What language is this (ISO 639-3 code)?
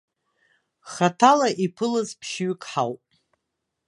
abk